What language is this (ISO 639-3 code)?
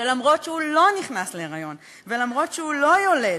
heb